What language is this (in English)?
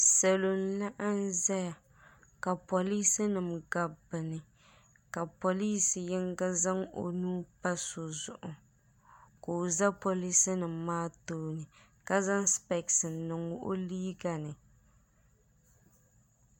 Dagbani